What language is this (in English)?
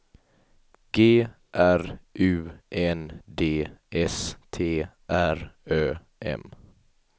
Swedish